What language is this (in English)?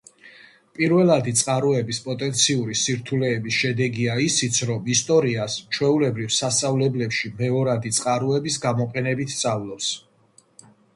Georgian